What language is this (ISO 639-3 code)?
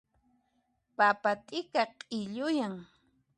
qxp